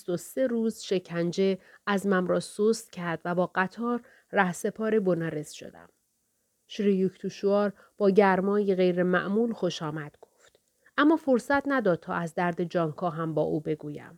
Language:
Persian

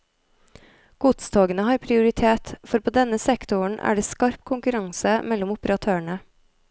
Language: Norwegian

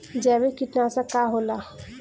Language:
Bhojpuri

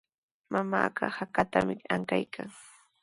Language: Sihuas Ancash Quechua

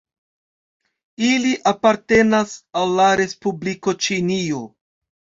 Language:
Esperanto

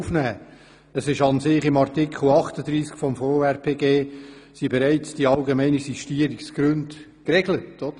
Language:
Swiss German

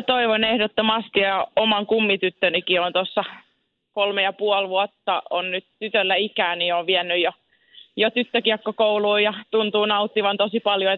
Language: Finnish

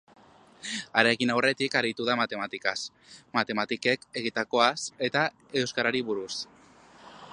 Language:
Basque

